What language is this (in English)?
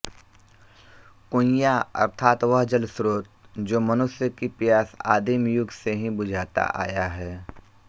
Hindi